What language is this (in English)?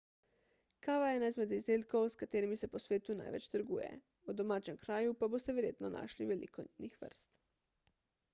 Slovenian